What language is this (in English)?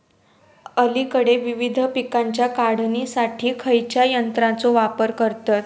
Marathi